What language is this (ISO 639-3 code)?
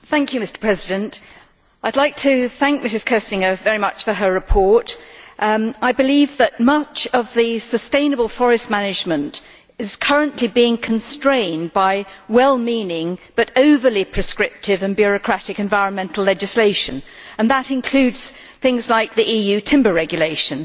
eng